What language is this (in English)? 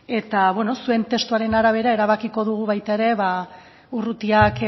Basque